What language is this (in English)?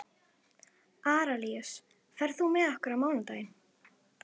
Icelandic